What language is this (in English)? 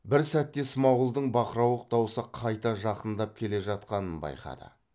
Kazakh